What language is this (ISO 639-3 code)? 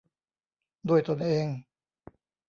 tha